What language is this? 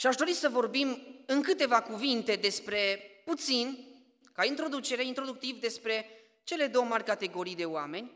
Romanian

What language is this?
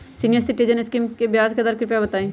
Magahi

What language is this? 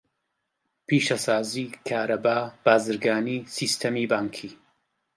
Central Kurdish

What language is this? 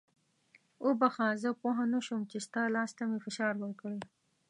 Pashto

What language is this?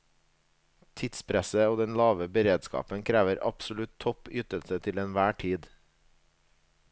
Norwegian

